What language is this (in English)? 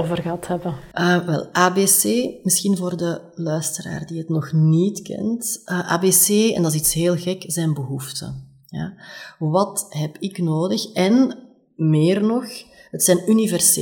Dutch